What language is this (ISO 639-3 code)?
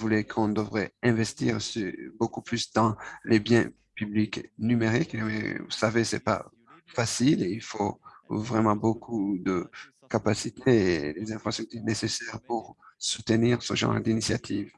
fra